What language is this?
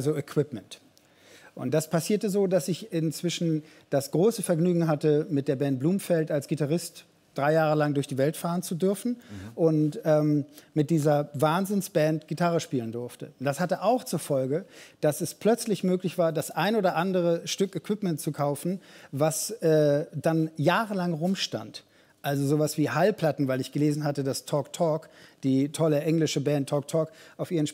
German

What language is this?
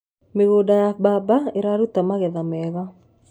Kikuyu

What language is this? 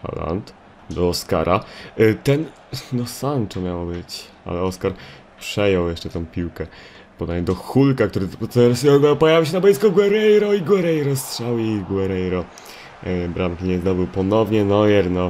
Polish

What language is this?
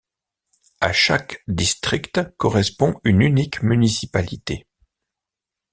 French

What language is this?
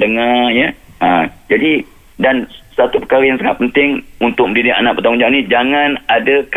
Malay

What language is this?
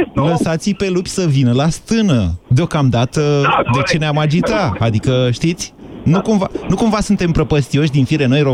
Romanian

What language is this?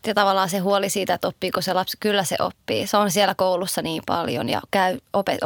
Finnish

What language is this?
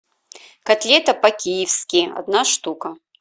Russian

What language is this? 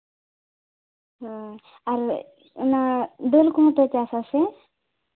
Santali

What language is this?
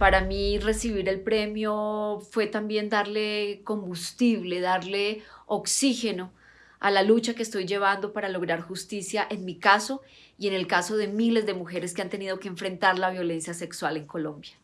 Spanish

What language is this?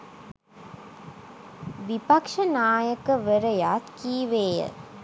Sinhala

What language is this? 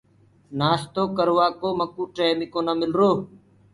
Gurgula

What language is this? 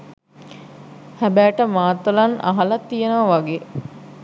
Sinhala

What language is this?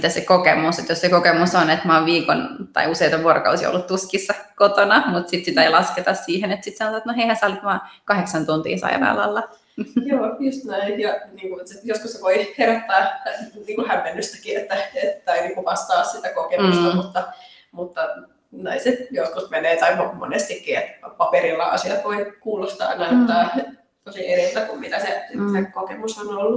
Finnish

